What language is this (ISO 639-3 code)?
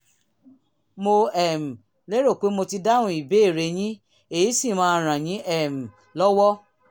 yor